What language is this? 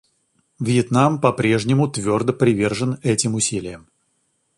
Russian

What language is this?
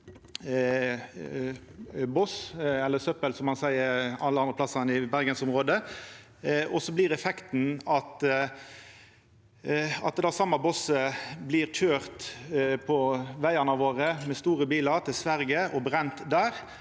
Norwegian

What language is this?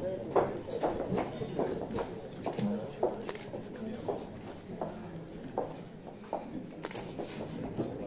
Czech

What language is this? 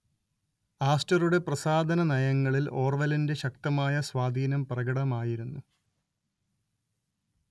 Malayalam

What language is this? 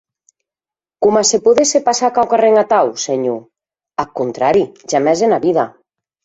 Occitan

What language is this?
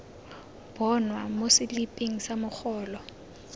Tswana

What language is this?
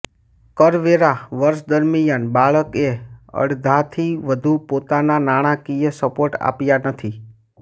Gujarati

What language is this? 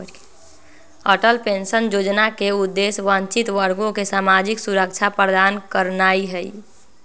Magahi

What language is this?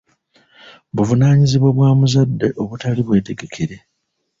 Ganda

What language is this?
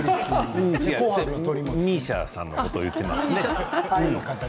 Japanese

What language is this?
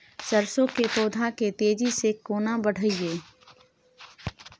Maithili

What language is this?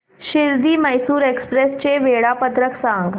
Marathi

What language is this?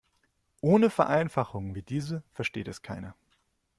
German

